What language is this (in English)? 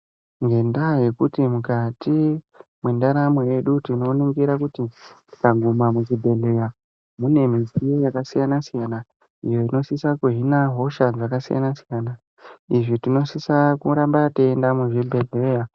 Ndau